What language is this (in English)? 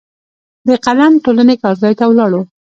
Pashto